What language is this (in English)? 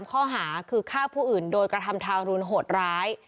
Thai